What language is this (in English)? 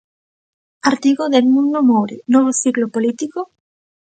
Galician